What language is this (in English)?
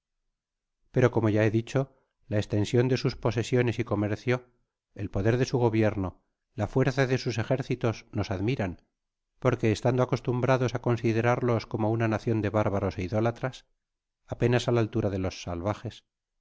Spanish